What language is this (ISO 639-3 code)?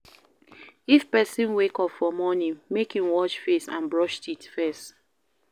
pcm